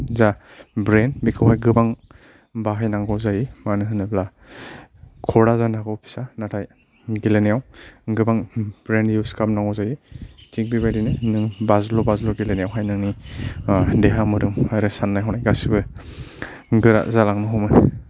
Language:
Bodo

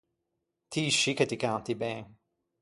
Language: Ligurian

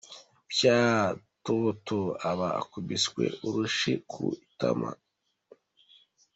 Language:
Kinyarwanda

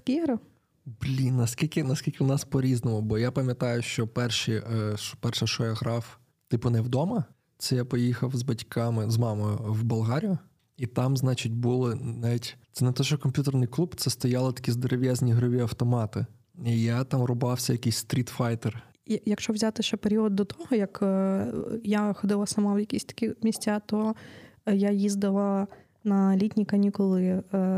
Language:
Ukrainian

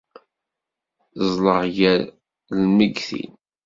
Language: Kabyle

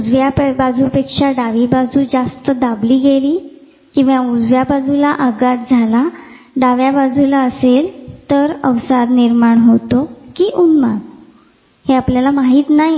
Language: Marathi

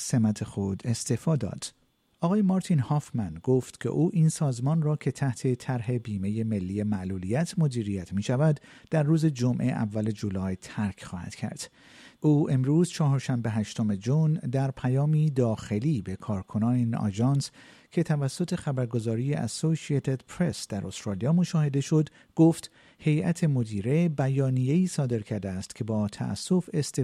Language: Persian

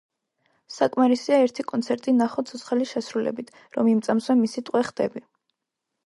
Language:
Georgian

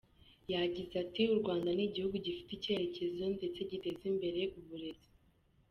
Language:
Kinyarwanda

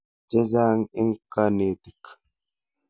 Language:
Kalenjin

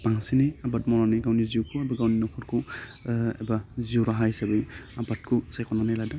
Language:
Bodo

